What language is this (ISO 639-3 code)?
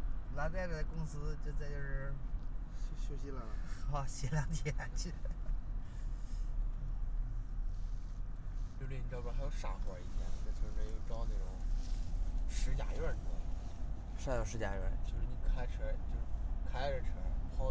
zho